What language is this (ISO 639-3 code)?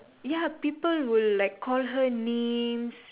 eng